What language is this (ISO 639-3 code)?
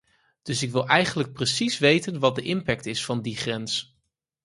nld